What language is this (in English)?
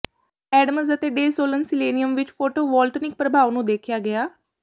Punjabi